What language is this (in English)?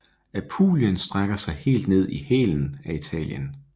Danish